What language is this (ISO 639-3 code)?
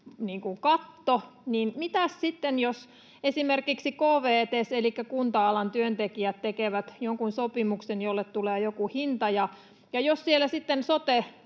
fin